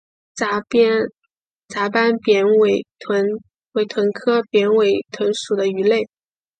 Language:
Chinese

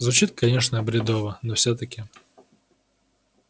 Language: Russian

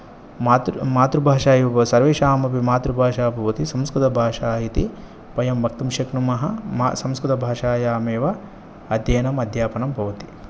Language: Sanskrit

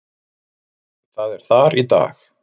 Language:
Icelandic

